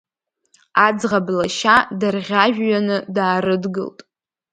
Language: Abkhazian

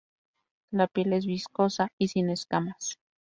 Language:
Spanish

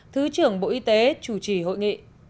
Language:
Vietnamese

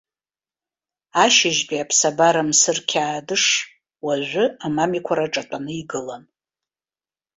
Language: Abkhazian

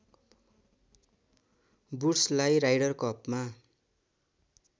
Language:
Nepali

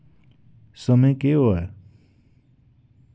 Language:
Dogri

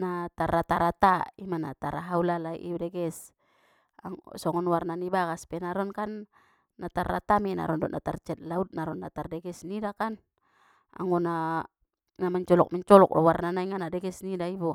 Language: Batak Mandailing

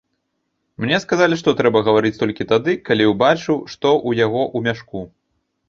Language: Belarusian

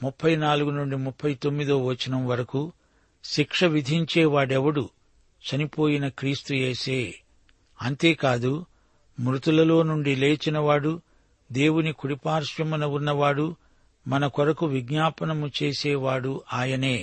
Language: Telugu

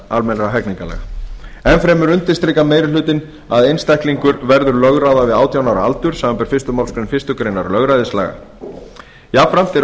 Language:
Icelandic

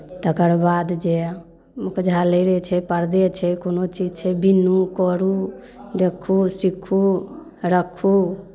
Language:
Maithili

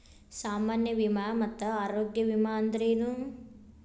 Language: Kannada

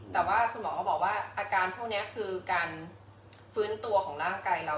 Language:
Thai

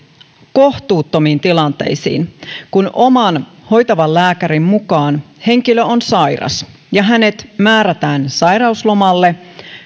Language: Finnish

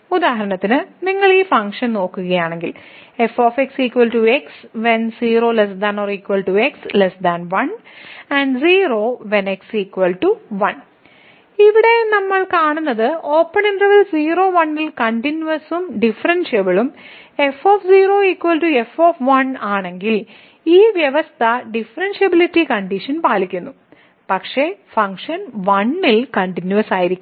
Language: Malayalam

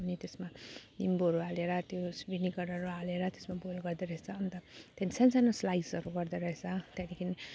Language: Nepali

